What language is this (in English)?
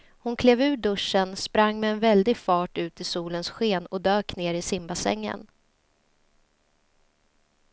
Swedish